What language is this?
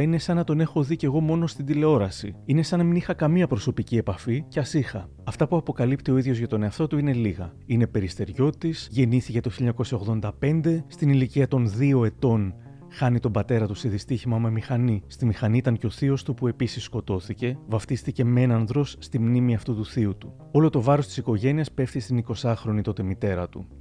Greek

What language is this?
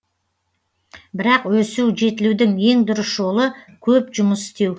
Kazakh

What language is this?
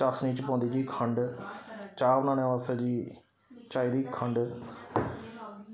Dogri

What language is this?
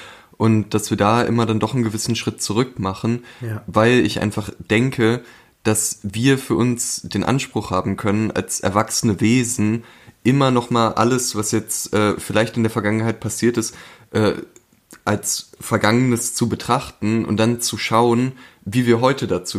German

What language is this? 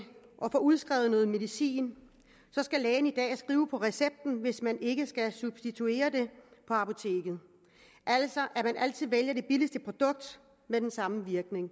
Danish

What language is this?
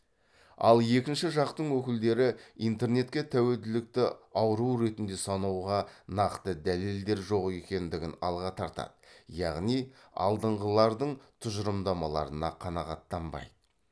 Kazakh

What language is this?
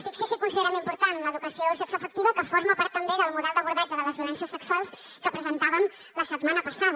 Catalan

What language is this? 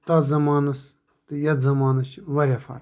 Kashmiri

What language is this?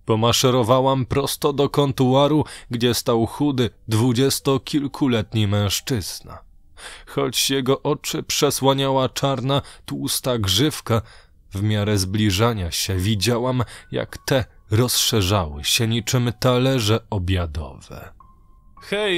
Polish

